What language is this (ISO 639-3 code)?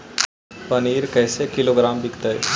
mag